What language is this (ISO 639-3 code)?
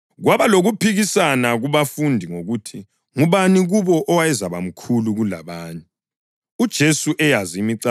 nde